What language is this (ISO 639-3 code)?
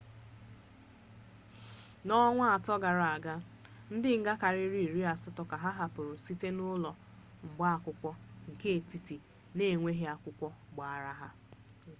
ibo